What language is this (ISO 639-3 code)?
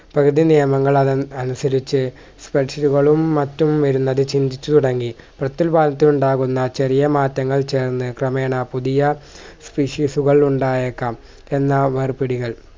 mal